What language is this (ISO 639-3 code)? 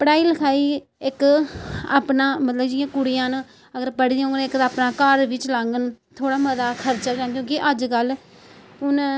doi